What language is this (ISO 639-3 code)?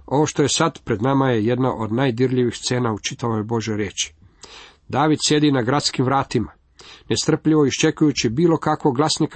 hrv